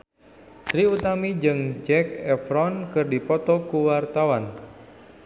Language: Sundanese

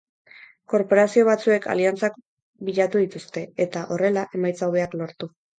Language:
Basque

